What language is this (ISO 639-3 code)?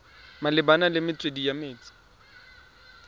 tsn